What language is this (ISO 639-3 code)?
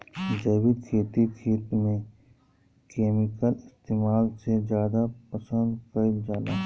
bho